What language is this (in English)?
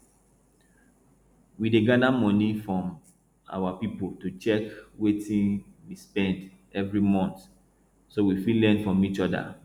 Nigerian Pidgin